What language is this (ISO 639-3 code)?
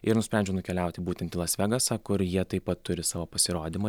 lit